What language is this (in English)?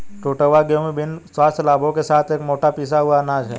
Hindi